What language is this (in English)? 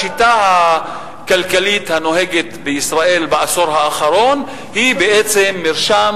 Hebrew